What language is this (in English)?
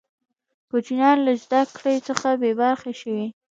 Pashto